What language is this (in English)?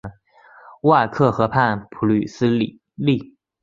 Chinese